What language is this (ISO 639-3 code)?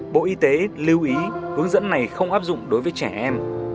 vie